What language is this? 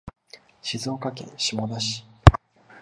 Japanese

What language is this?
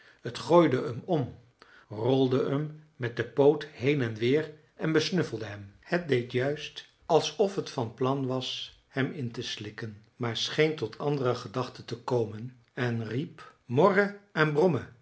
Dutch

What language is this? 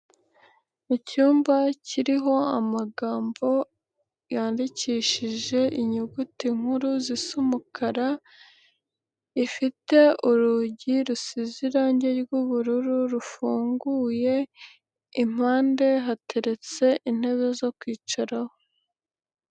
Kinyarwanda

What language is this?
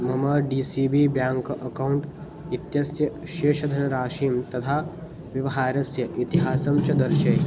Sanskrit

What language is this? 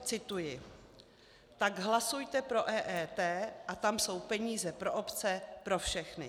Czech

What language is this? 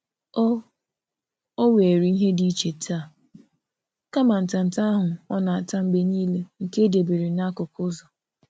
Igbo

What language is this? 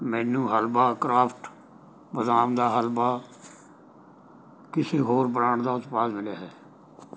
Punjabi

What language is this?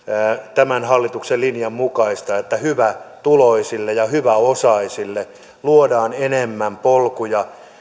Finnish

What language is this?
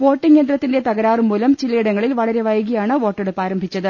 Malayalam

